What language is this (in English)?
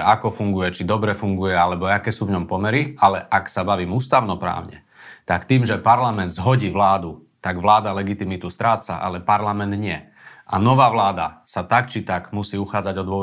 Slovak